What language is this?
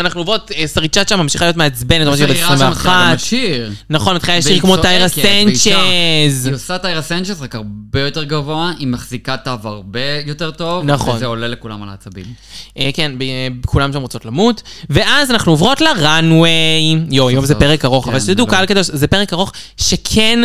Hebrew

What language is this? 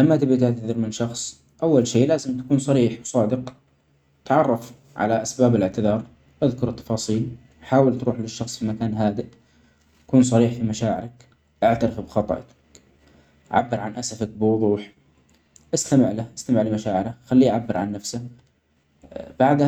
Omani Arabic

